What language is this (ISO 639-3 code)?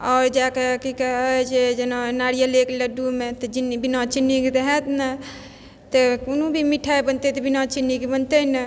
mai